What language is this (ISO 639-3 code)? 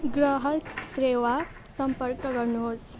nep